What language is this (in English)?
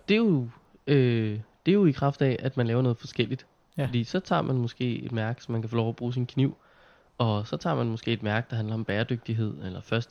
Danish